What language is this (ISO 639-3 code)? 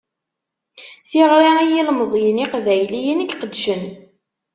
kab